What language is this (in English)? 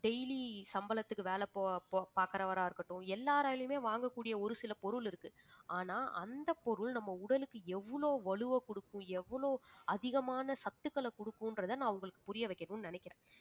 Tamil